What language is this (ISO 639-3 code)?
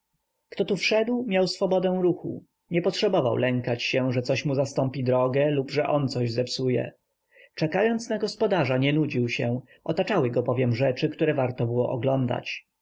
pol